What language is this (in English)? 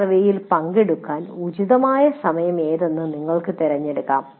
Malayalam